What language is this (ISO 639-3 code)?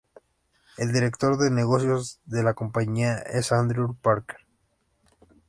spa